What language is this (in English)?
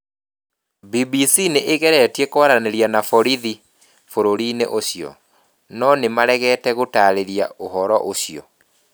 Kikuyu